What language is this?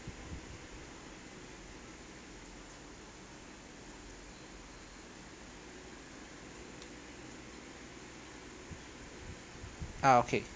English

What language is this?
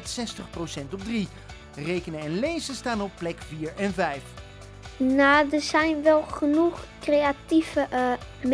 Dutch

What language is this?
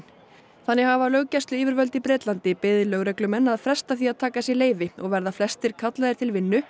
Icelandic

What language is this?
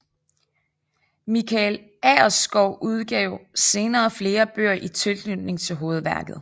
Danish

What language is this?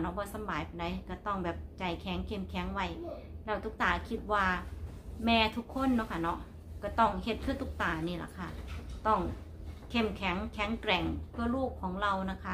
Thai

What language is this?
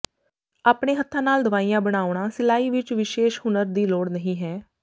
Punjabi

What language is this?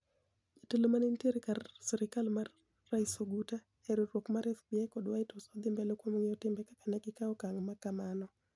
Luo (Kenya and Tanzania)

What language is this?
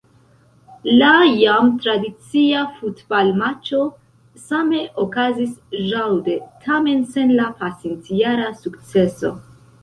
Esperanto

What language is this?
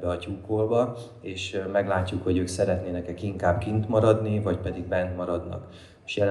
Hungarian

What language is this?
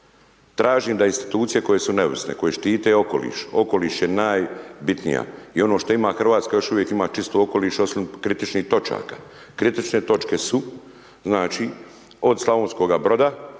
Croatian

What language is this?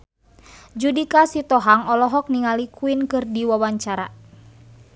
Sundanese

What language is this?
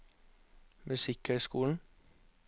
Norwegian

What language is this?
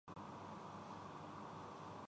Urdu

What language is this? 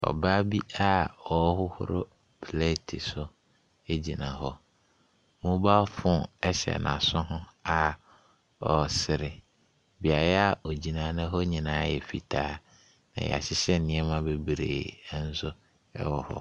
Akan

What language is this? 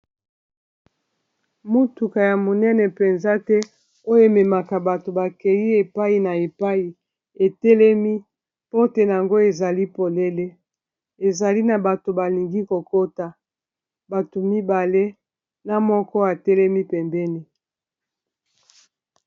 Lingala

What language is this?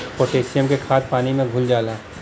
Bhojpuri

